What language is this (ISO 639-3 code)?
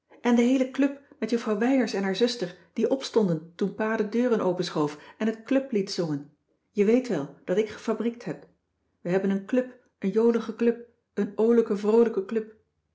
nld